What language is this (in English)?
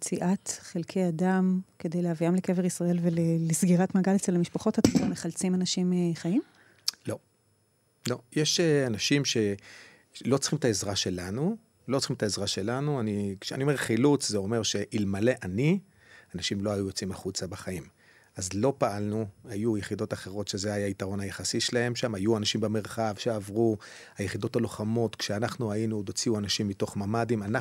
Hebrew